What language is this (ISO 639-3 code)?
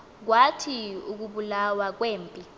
xho